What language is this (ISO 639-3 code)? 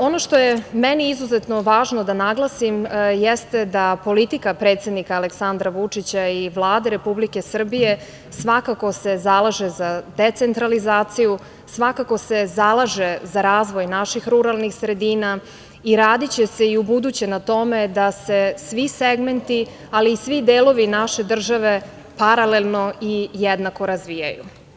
srp